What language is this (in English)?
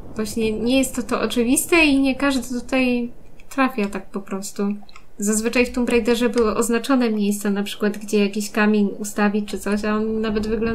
Polish